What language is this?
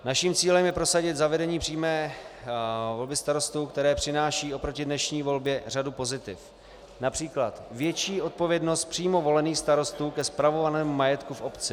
Czech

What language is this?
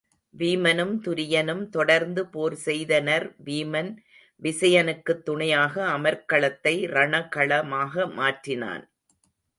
Tamil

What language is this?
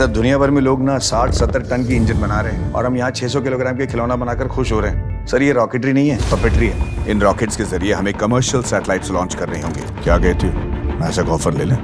Hindi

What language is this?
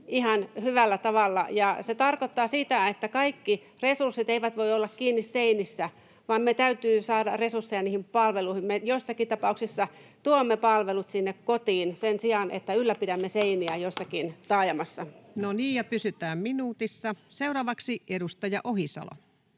Finnish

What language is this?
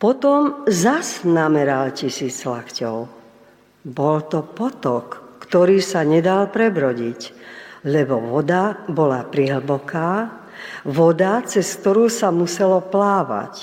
Slovak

